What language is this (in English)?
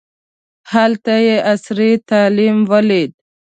Pashto